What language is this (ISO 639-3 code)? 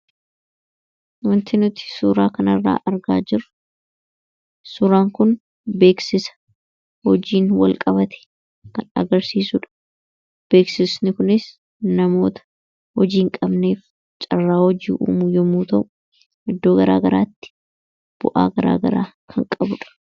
orm